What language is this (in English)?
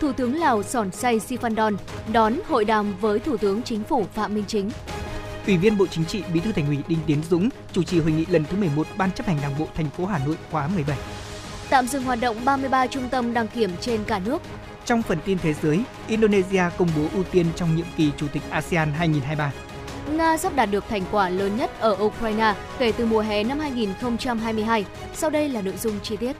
Vietnamese